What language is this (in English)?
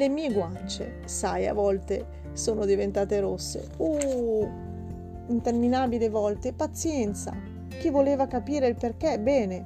Italian